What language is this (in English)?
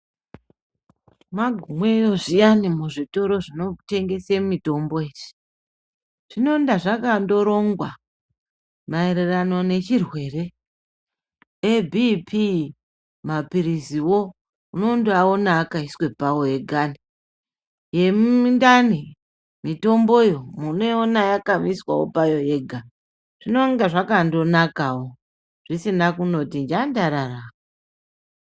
Ndau